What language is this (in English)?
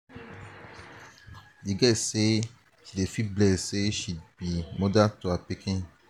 Nigerian Pidgin